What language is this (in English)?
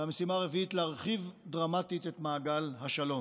Hebrew